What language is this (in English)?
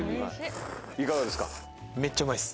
Japanese